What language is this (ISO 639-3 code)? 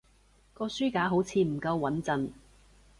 yue